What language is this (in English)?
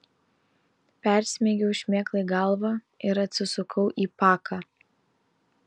Lithuanian